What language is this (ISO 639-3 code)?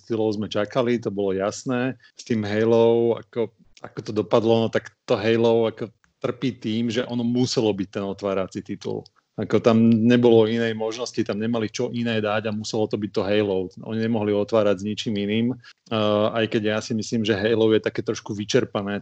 slk